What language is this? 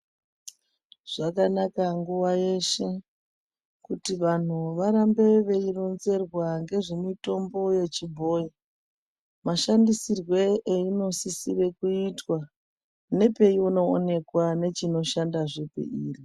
Ndau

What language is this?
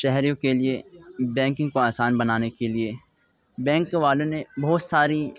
Urdu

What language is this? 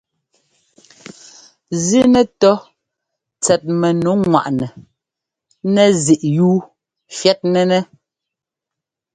Ngomba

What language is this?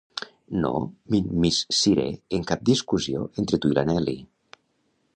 Catalan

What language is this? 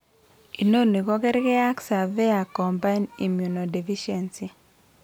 Kalenjin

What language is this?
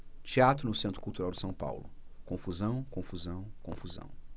Portuguese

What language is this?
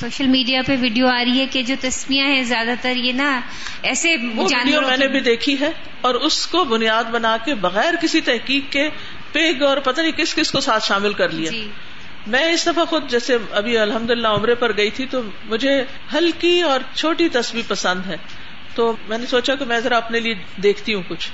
Urdu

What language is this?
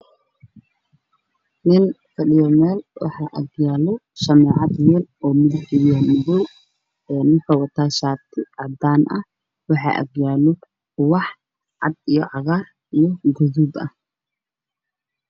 Somali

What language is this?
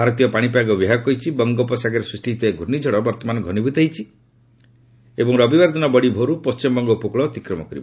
Odia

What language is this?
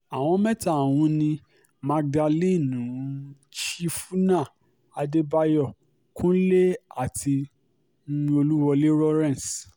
Yoruba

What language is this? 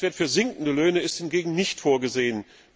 German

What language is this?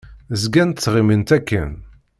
Kabyle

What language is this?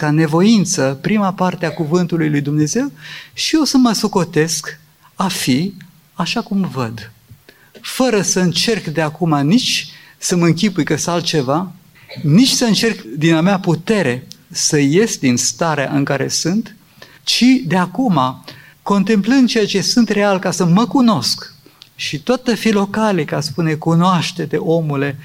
Romanian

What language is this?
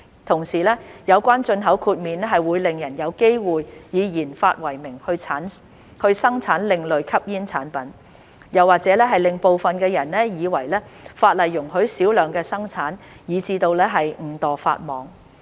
Cantonese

